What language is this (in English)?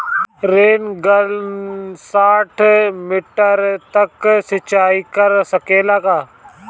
Bhojpuri